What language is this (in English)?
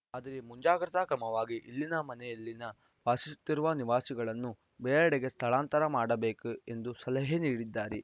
Kannada